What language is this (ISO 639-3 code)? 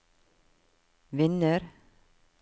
nor